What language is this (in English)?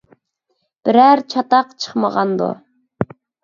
Uyghur